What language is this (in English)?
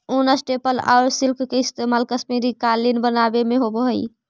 Magahi